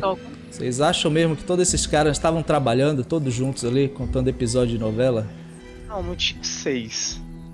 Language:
Portuguese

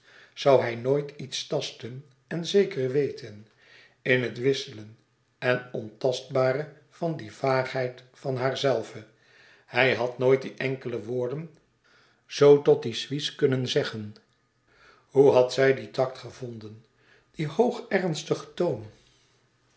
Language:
Dutch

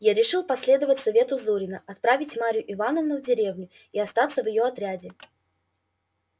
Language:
Russian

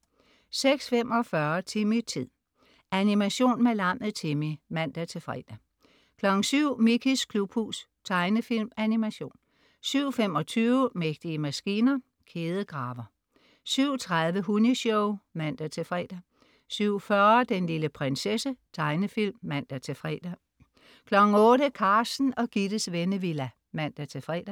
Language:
Danish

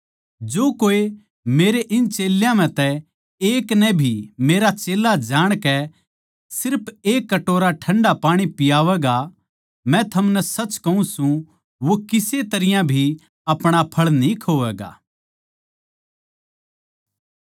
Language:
Haryanvi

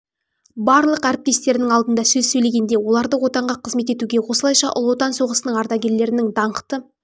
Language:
Kazakh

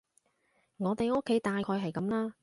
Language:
Cantonese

